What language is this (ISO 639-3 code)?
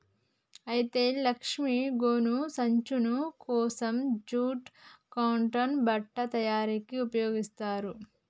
tel